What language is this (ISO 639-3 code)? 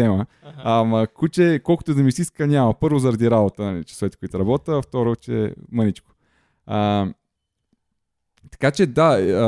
bul